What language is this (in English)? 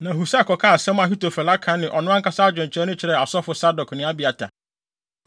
Akan